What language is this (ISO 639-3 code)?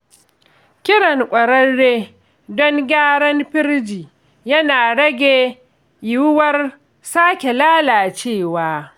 hau